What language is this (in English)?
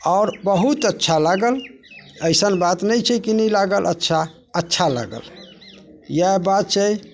Maithili